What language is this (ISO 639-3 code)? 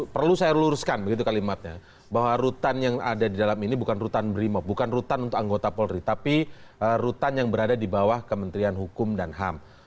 ind